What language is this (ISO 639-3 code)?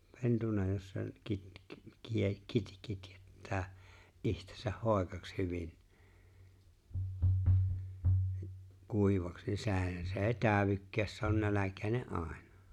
fin